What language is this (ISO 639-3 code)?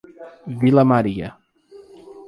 por